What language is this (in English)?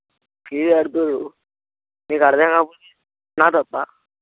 Telugu